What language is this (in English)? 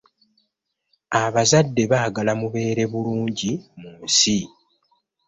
Ganda